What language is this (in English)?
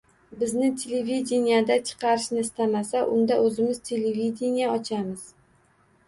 Uzbek